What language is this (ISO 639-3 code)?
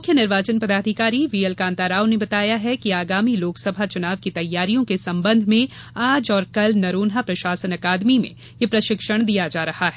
hin